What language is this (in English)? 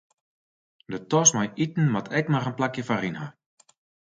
Western Frisian